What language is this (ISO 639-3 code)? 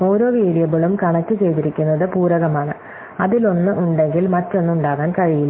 mal